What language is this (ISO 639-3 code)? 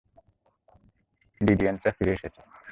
ben